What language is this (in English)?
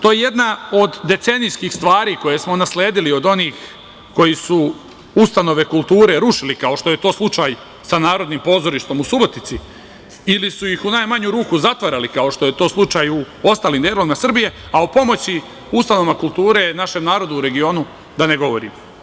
Serbian